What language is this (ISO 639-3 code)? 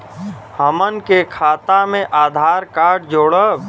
bho